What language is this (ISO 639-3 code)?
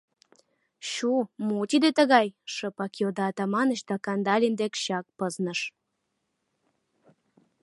chm